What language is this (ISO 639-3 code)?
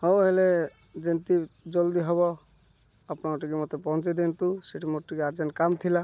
ori